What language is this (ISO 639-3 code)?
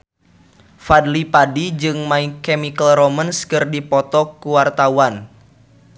sun